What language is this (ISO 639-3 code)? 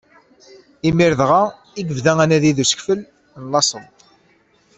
kab